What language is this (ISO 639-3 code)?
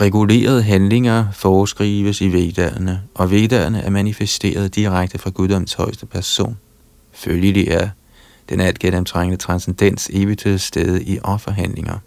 dan